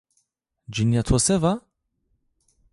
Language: Zaza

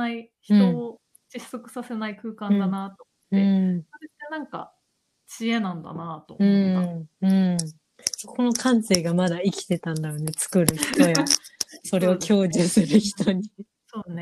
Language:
Japanese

